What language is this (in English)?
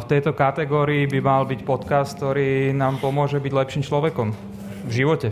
Slovak